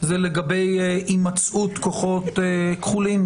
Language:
Hebrew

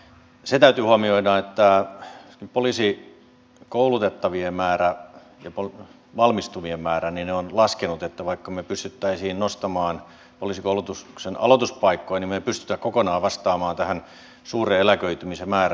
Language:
Finnish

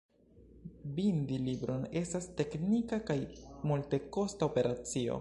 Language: Esperanto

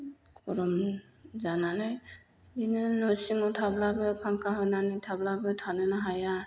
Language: Bodo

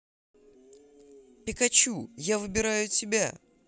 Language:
Russian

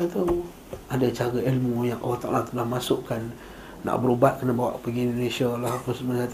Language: Malay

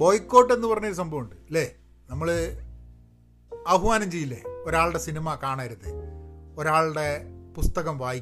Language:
Malayalam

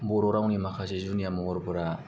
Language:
Bodo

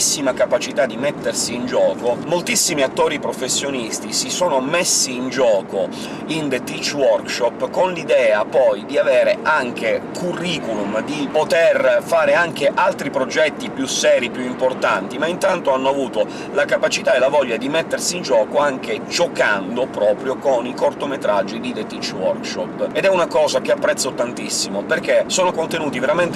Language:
Italian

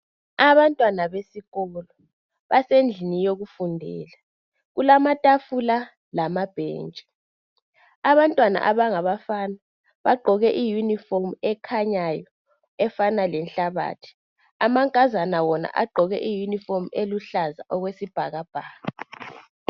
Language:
North Ndebele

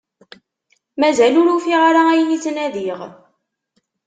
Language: Kabyle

